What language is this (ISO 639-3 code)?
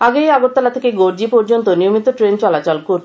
ben